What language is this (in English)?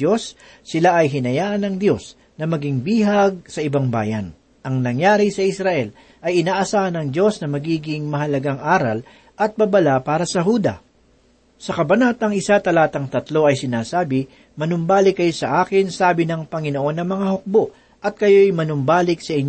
Filipino